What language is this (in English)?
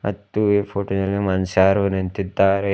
Kannada